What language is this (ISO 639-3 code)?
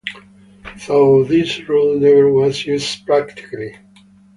eng